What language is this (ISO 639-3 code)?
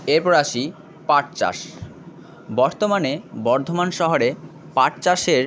ben